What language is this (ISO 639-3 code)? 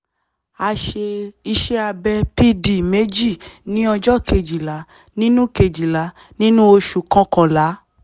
yor